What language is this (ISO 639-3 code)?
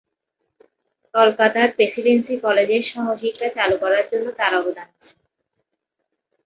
ben